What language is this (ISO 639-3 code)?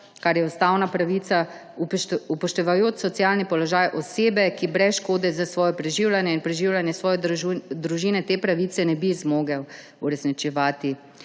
slv